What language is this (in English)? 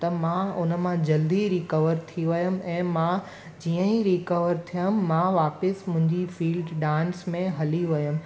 Sindhi